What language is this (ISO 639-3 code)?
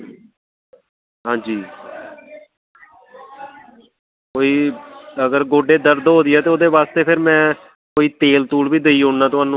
doi